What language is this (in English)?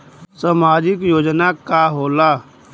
Bhojpuri